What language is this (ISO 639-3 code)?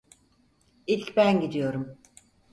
tur